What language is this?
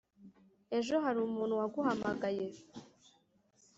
Kinyarwanda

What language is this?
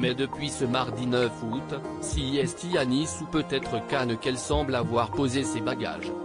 French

